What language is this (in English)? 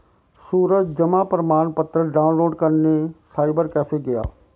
Hindi